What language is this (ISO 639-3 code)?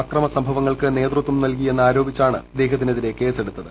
mal